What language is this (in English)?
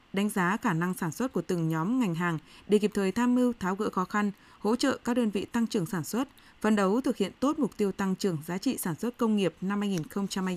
Vietnamese